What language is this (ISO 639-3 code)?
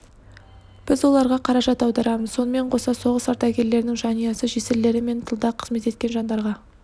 kaz